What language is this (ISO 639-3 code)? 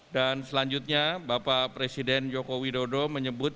ind